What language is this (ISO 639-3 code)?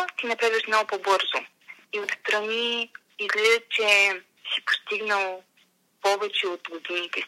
bul